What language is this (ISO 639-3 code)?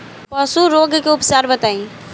bho